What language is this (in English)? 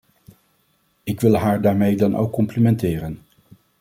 Dutch